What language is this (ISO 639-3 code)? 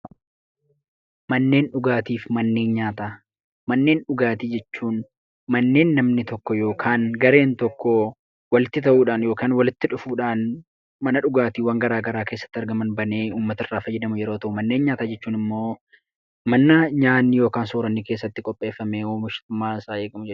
orm